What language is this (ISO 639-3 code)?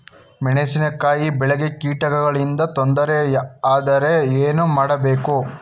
kan